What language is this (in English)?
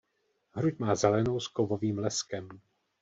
Czech